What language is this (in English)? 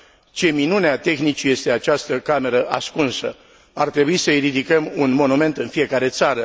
Romanian